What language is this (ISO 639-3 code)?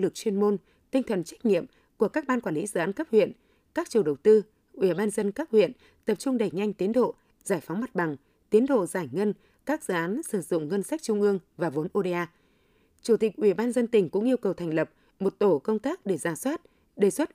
vie